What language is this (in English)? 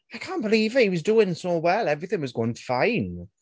English